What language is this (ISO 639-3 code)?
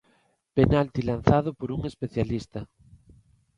glg